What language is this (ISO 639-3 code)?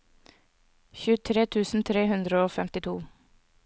nor